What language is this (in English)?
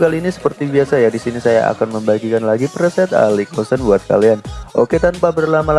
Indonesian